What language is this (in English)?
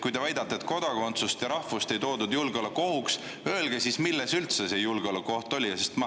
Estonian